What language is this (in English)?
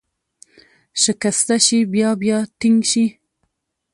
Pashto